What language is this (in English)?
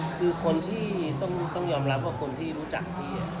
Thai